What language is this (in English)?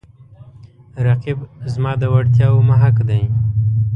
Pashto